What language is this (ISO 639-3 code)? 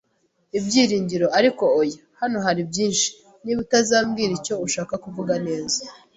kin